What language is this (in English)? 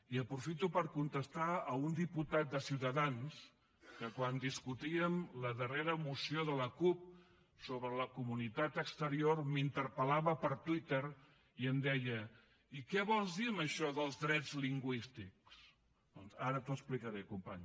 Catalan